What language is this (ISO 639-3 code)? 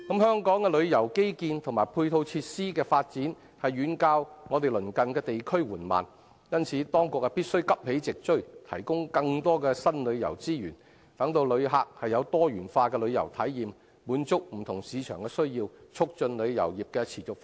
yue